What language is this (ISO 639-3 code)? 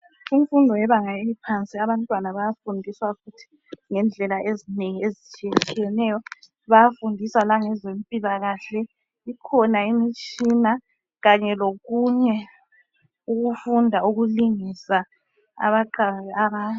nde